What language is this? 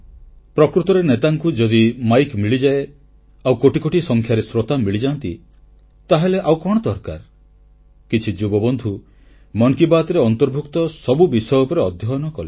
Odia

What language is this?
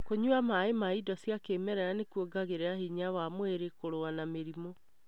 Kikuyu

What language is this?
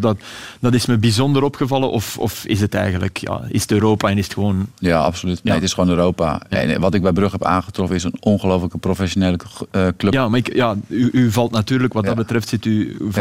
Dutch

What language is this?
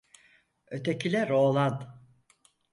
Turkish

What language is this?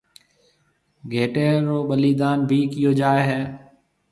Marwari (Pakistan)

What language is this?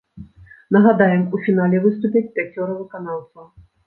Belarusian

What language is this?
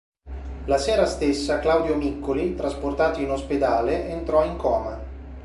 Italian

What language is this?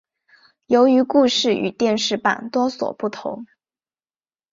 Chinese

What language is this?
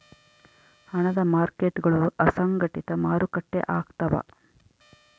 Kannada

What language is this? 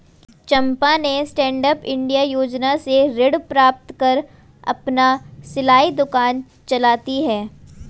Hindi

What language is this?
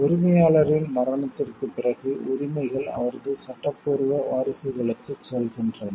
Tamil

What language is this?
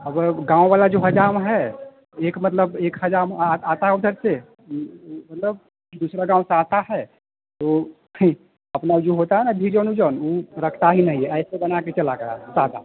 Hindi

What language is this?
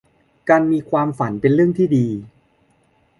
Thai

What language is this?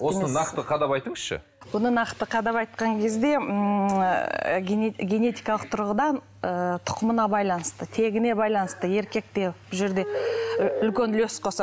Kazakh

